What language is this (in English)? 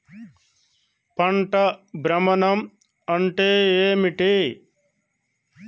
Telugu